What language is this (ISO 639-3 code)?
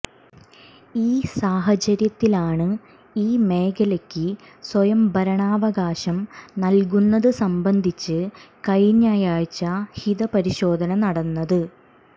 mal